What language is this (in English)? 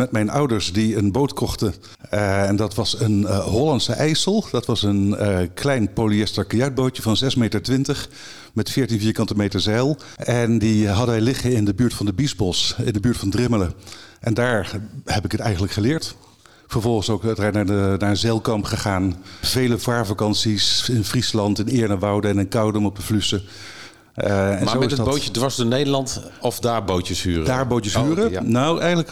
Dutch